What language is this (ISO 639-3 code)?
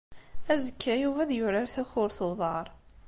kab